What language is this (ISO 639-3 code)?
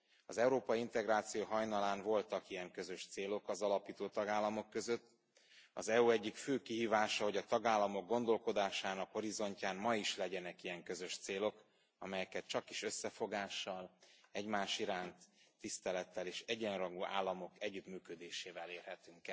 hun